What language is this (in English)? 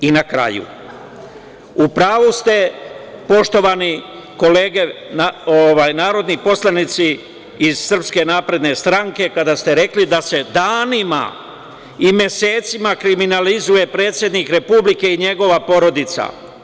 Serbian